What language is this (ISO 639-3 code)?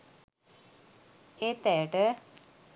sin